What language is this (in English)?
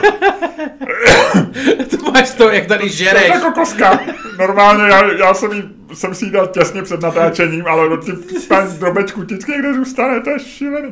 Czech